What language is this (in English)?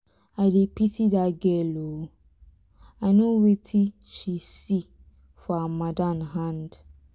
Nigerian Pidgin